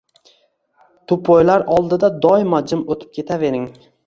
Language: Uzbek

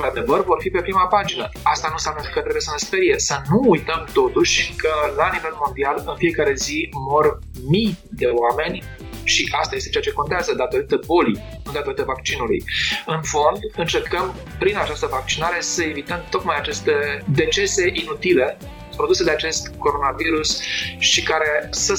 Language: Romanian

